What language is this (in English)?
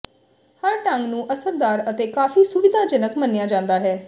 Punjabi